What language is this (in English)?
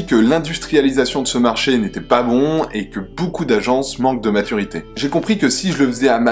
French